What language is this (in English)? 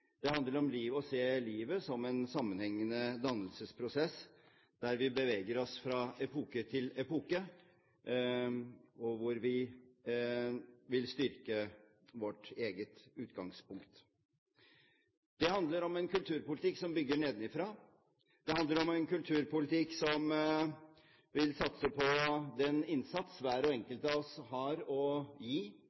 Norwegian Bokmål